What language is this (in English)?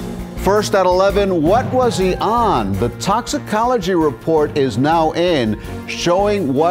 English